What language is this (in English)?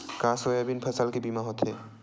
Chhattisgarhi